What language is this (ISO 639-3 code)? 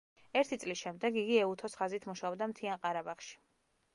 kat